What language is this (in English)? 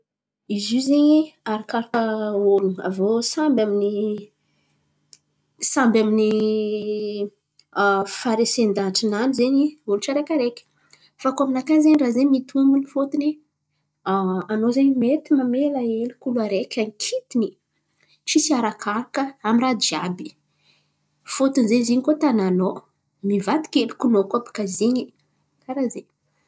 Antankarana Malagasy